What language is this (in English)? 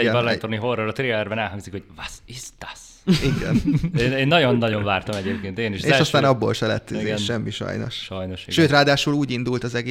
Hungarian